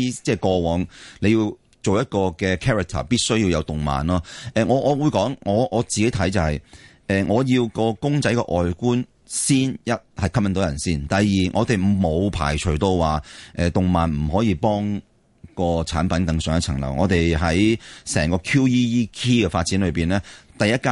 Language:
Chinese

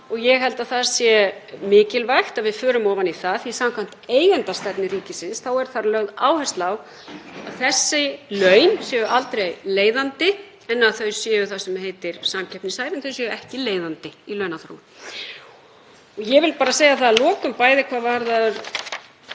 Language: Icelandic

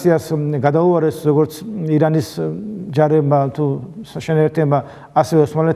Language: Turkish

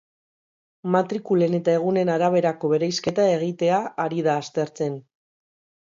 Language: Basque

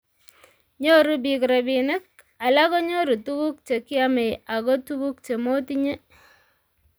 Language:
Kalenjin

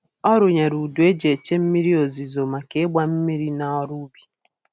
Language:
Igbo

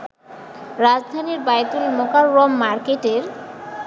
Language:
Bangla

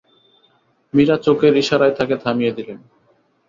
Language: Bangla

